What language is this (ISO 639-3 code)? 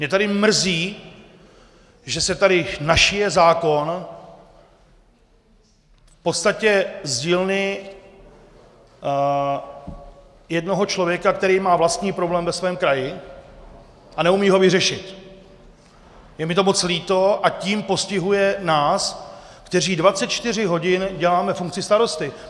ces